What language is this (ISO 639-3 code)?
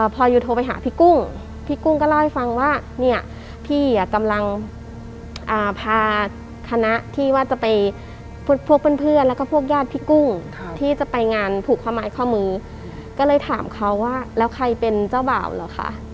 tha